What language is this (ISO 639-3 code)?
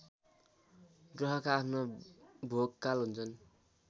nep